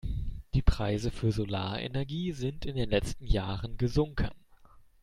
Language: German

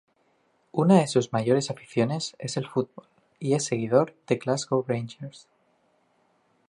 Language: Spanish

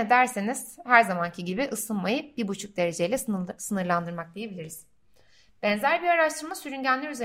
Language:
Turkish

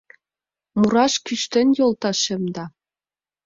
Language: Mari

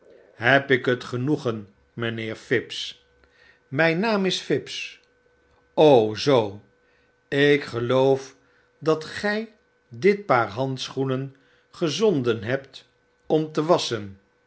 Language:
Dutch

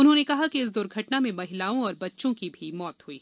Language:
Hindi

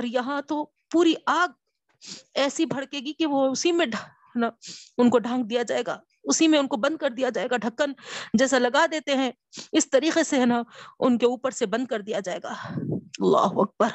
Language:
Urdu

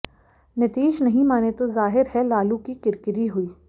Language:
Hindi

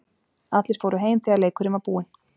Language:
Icelandic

